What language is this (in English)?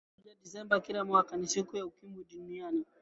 Swahili